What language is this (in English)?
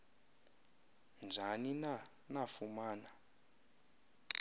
Xhosa